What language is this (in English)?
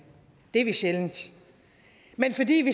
Danish